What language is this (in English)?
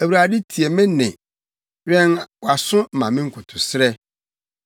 Akan